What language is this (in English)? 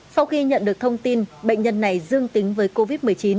Vietnamese